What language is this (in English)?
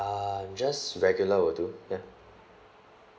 English